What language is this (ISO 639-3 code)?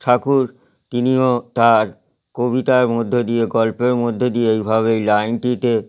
ben